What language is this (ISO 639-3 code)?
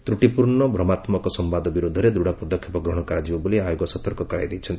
ori